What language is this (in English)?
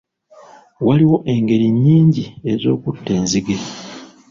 Ganda